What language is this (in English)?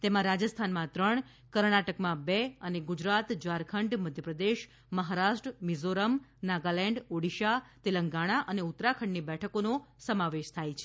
Gujarati